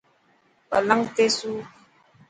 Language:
Dhatki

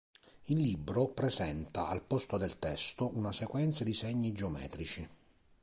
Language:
Italian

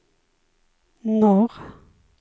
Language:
Swedish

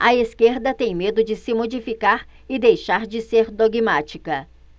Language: Portuguese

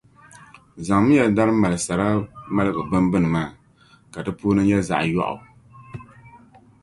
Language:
Dagbani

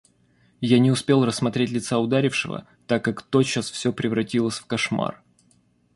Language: Russian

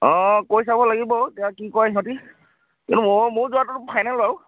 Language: Assamese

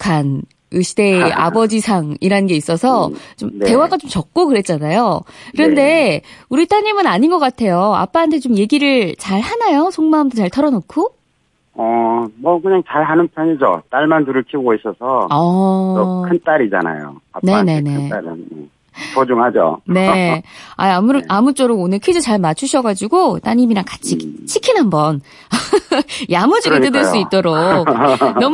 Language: Korean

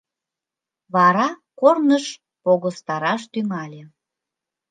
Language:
Mari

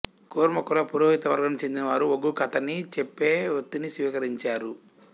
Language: Telugu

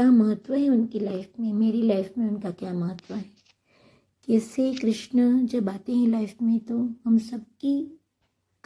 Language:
Hindi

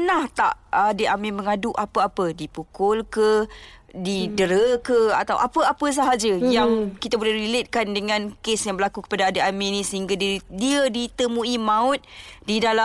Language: Malay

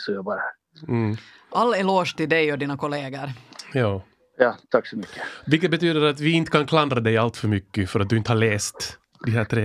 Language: Swedish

